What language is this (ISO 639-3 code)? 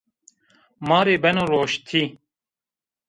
zza